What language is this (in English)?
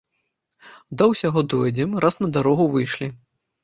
Belarusian